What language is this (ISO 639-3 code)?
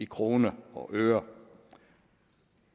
dan